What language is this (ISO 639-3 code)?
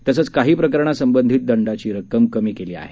mar